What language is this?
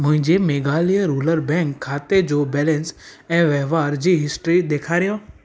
Sindhi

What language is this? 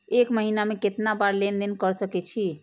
Maithili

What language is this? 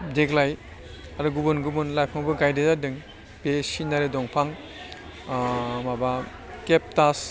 Bodo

